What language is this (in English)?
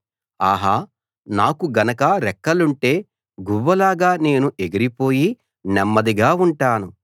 Telugu